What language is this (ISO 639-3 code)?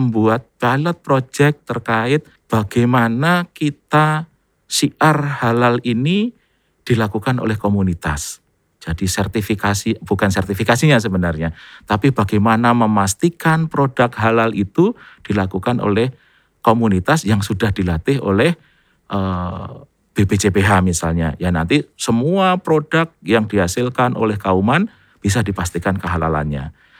ind